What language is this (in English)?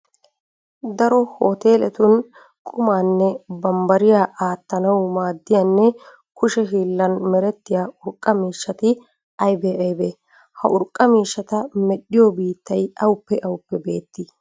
Wolaytta